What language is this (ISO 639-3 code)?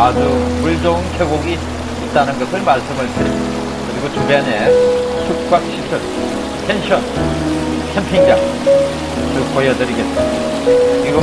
kor